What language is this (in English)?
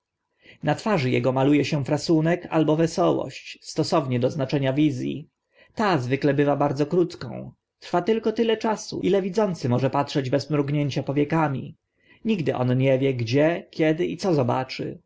Polish